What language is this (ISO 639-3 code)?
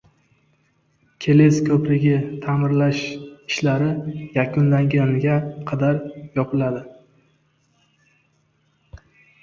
uzb